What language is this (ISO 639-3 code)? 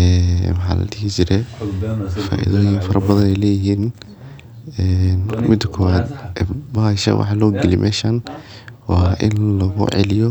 som